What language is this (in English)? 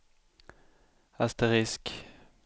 Swedish